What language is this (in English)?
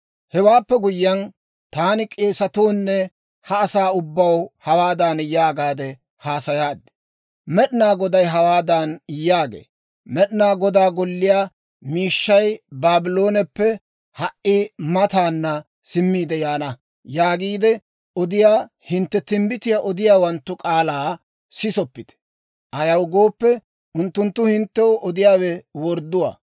Dawro